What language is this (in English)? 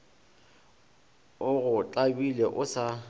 Northern Sotho